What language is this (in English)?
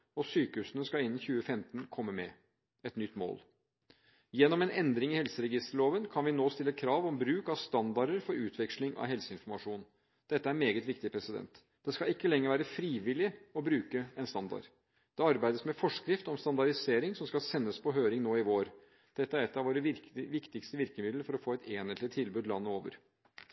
Norwegian Bokmål